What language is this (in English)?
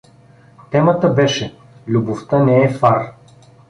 Bulgarian